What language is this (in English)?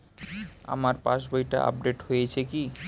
Bangla